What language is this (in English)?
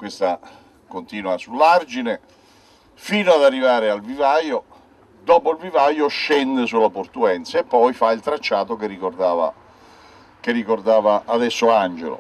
Italian